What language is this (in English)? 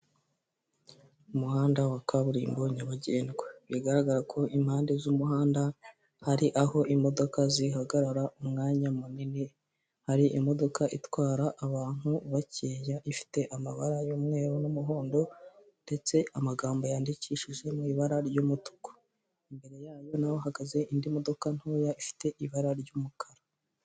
Kinyarwanda